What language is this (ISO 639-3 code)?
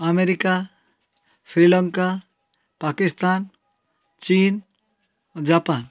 ori